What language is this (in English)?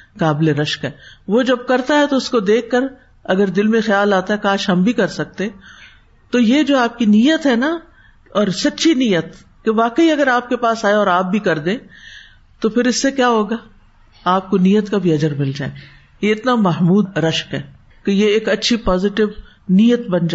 Urdu